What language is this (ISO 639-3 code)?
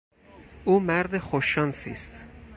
fas